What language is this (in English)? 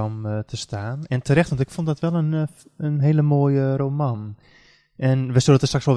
Dutch